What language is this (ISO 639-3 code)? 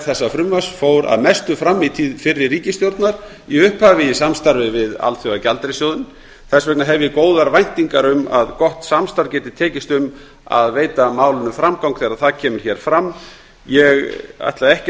isl